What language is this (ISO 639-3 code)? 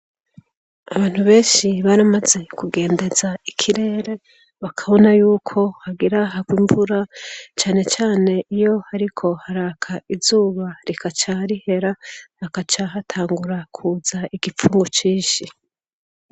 run